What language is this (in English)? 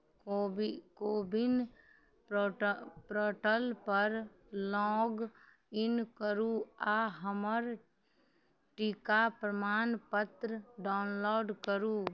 Maithili